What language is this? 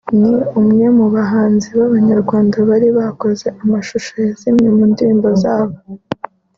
Kinyarwanda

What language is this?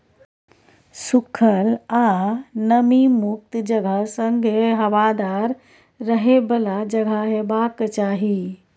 Maithili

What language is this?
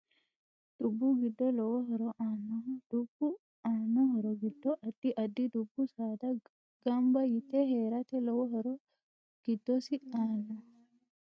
Sidamo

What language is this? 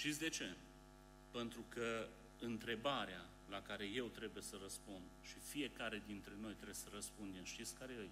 Romanian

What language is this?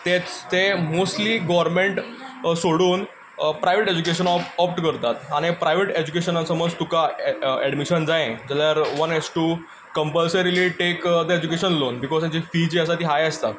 Konkani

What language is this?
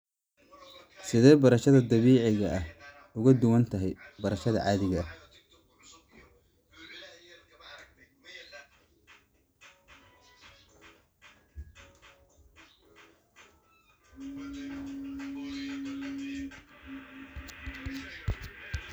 Somali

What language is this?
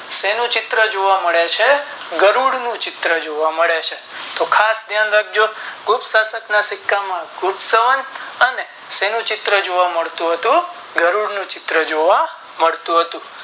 Gujarati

